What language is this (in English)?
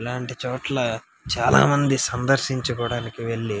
Telugu